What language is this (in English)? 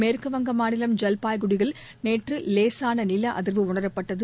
Tamil